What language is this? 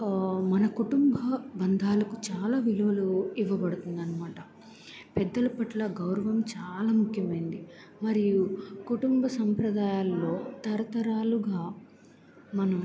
Telugu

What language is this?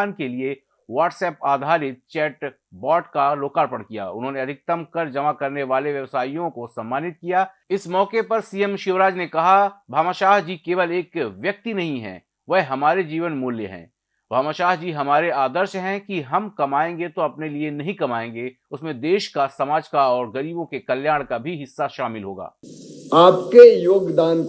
Hindi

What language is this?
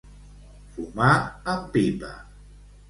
Catalan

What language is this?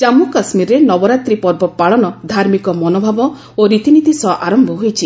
Odia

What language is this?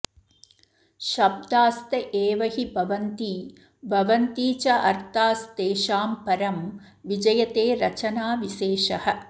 Sanskrit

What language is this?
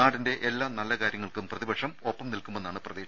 Malayalam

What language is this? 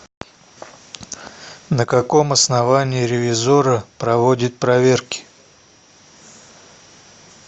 Russian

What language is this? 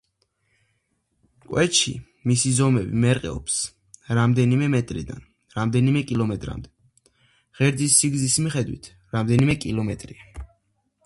Georgian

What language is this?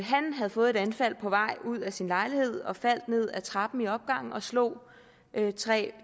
Danish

